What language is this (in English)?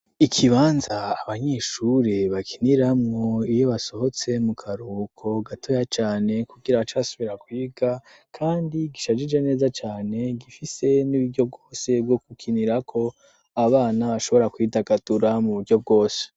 Rundi